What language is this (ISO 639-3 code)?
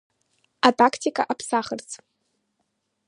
abk